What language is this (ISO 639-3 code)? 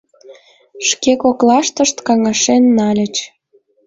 chm